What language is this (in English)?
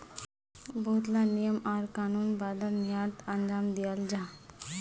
Magahi